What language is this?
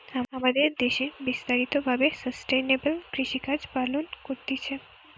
Bangla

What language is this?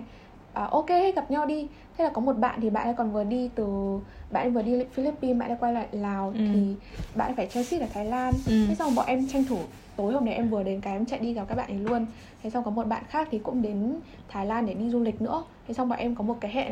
Vietnamese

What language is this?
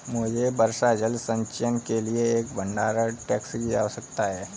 Hindi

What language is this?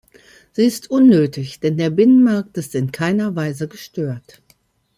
German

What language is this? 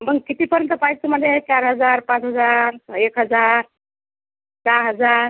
Marathi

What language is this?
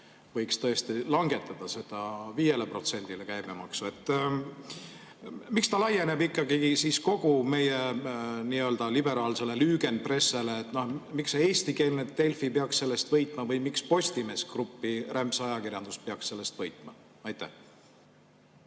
Estonian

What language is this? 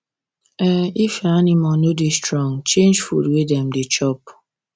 Nigerian Pidgin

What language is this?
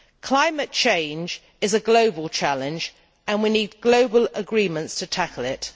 English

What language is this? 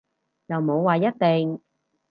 Cantonese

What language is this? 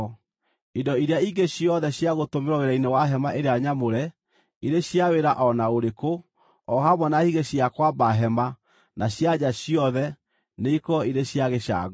Kikuyu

